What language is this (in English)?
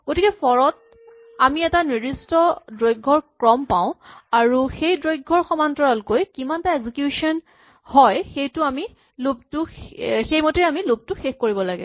Assamese